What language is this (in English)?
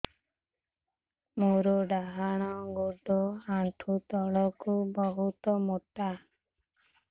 Odia